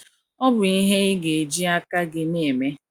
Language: Igbo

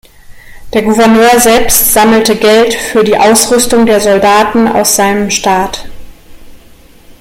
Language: German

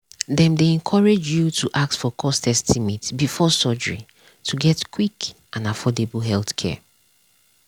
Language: Nigerian Pidgin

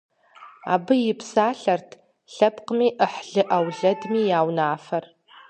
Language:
Kabardian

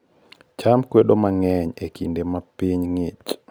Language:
Luo (Kenya and Tanzania)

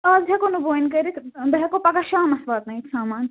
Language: Kashmiri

